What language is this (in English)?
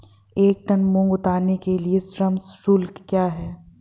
Hindi